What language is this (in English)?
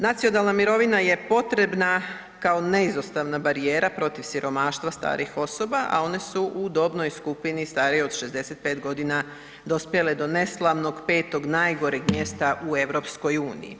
Croatian